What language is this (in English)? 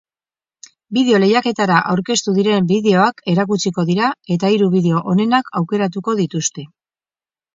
Basque